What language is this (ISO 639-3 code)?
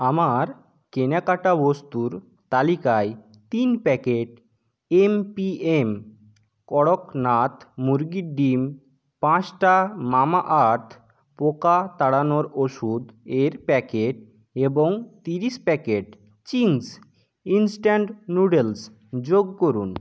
ben